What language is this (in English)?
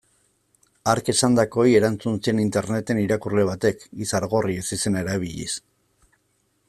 Basque